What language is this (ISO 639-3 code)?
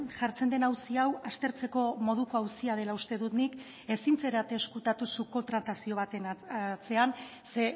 eus